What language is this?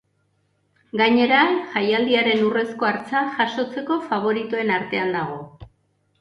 Basque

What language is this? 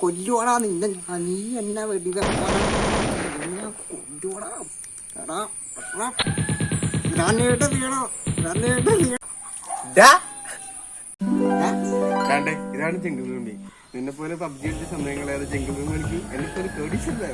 Malayalam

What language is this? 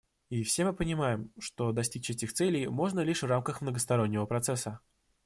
Russian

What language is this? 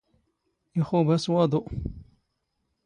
Standard Moroccan Tamazight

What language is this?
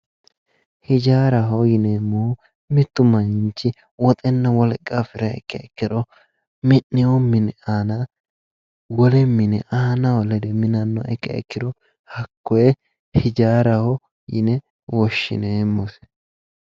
Sidamo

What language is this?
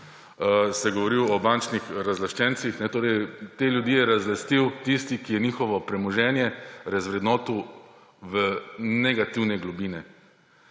Slovenian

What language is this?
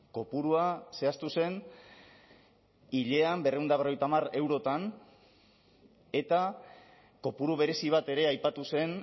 Basque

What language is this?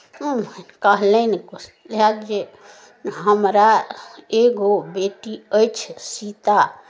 Maithili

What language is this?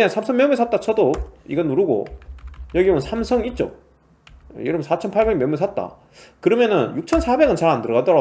Korean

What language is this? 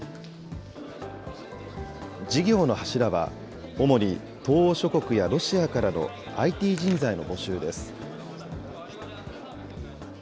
Japanese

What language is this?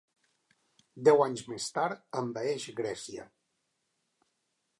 Catalan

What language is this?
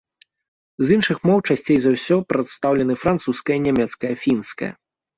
Belarusian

